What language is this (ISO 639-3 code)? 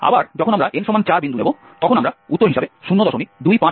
ben